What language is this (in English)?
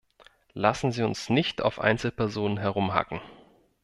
German